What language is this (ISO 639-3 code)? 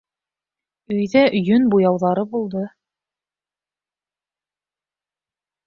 bak